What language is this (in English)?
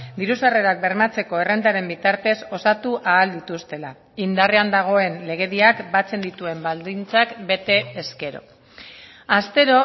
Basque